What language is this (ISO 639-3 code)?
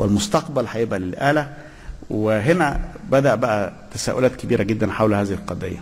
ara